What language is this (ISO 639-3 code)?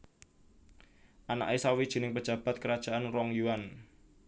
jav